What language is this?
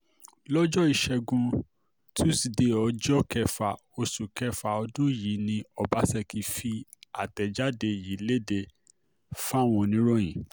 Yoruba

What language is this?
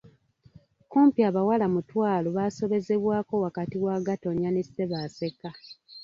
Ganda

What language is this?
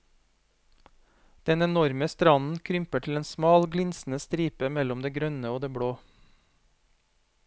Norwegian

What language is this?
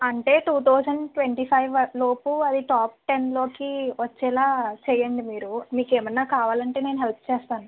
Telugu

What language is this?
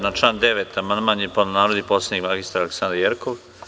Serbian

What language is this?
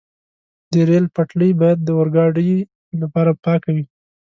Pashto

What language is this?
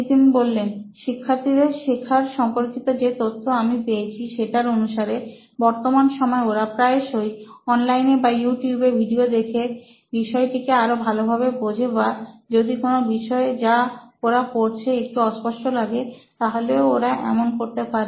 Bangla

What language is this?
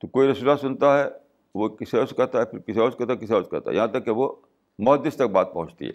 Urdu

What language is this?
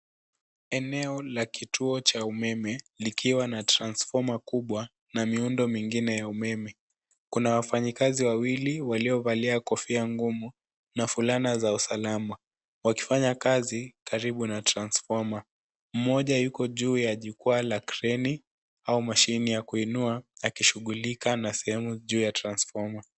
Swahili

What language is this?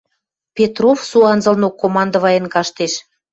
Western Mari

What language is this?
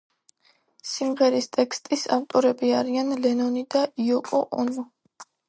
Georgian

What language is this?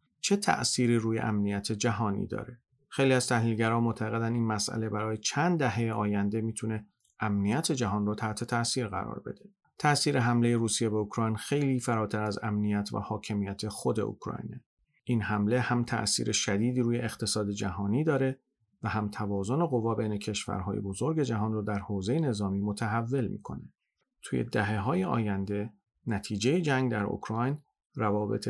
Persian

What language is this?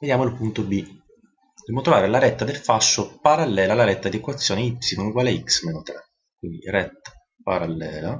Italian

